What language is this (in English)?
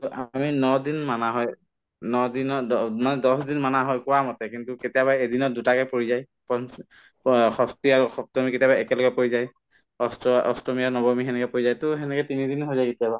Assamese